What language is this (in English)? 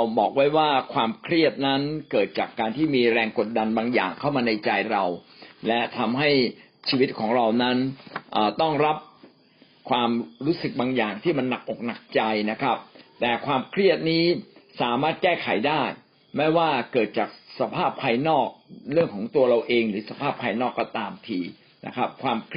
Thai